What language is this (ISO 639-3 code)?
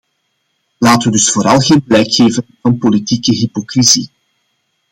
nld